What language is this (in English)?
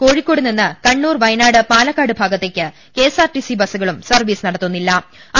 Malayalam